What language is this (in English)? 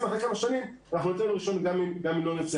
Hebrew